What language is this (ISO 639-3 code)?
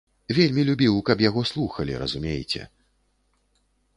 bel